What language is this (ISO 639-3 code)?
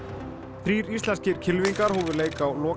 isl